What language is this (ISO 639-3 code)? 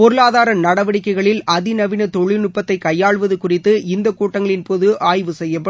tam